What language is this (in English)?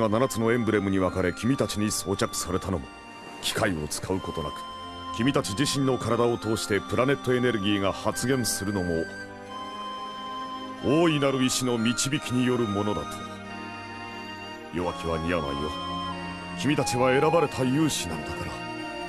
Japanese